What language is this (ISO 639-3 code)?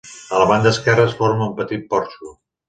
cat